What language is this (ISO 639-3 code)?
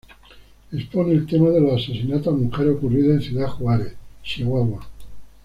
spa